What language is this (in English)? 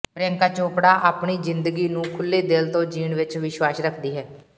Punjabi